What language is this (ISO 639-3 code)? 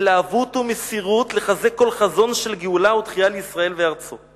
heb